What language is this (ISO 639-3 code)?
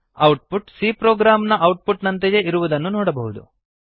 kan